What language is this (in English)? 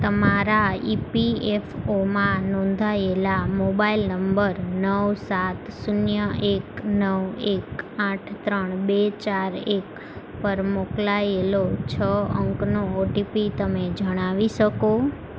Gujarati